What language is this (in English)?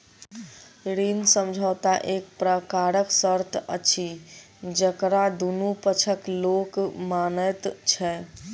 Maithili